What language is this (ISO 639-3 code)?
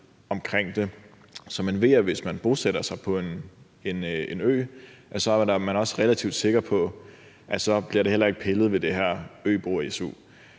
dan